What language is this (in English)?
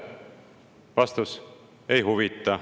Estonian